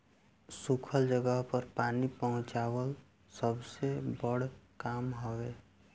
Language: Bhojpuri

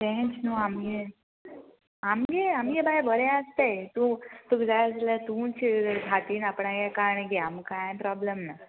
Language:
Konkani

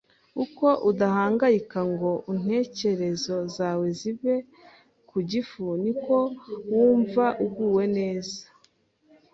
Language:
Kinyarwanda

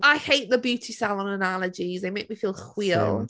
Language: Welsh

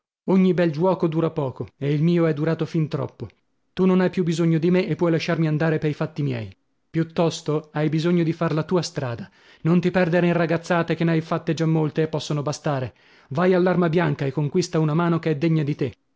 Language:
Italian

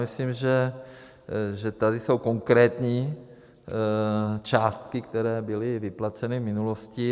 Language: Czech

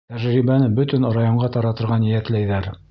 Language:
Bashkir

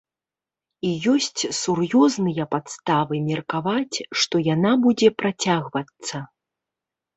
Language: Belarusian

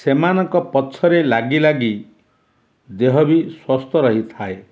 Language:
Odia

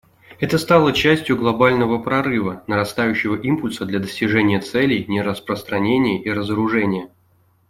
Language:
Russian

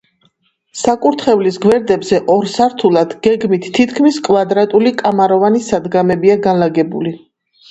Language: Georgian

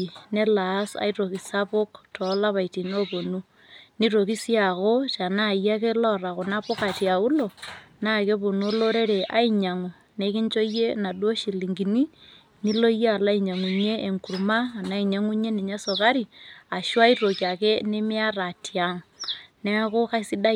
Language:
Masai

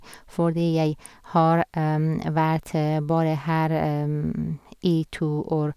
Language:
Norwegian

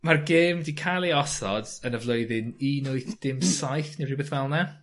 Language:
Welsh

